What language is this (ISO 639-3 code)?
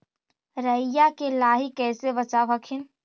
mag